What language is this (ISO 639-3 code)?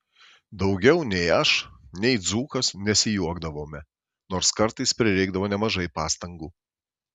lit